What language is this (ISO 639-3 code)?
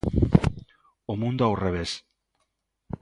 glg